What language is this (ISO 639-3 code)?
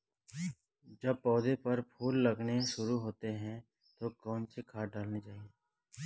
hin